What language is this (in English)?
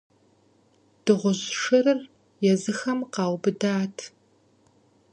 Kabardian